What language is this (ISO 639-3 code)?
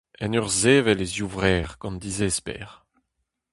bre